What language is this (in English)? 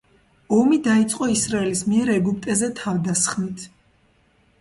Georgian